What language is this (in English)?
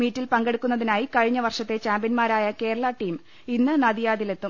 Malayalam